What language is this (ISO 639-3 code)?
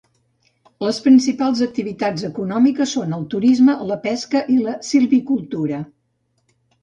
cat